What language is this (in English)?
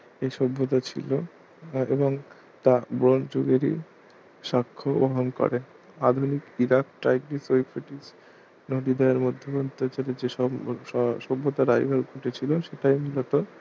Bangla